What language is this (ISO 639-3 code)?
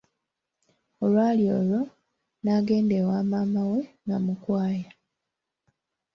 lug